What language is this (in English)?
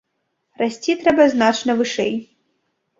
Belarusian